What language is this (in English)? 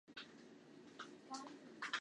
Chinese